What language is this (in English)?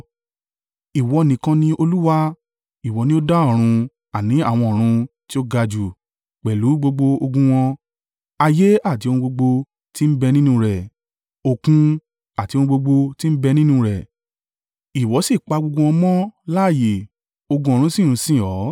Yoruba